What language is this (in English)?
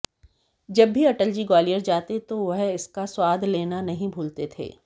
Hindi